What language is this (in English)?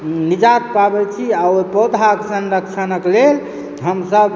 Maithili